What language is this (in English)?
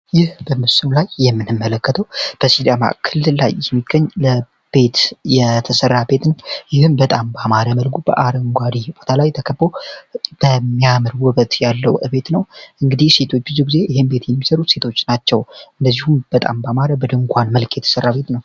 Amharic